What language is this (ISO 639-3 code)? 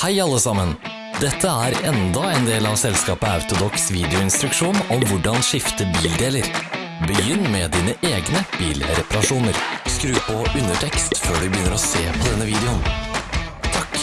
nor